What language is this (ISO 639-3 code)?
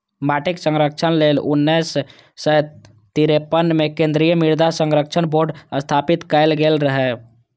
mai